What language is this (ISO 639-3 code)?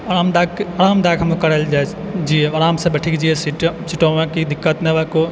mai